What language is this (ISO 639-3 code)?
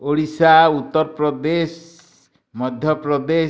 ori